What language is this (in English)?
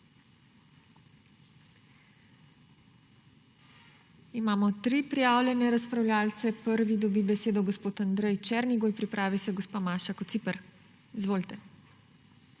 Slovenian